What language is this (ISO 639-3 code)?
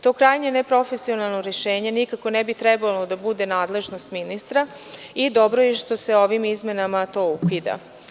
srp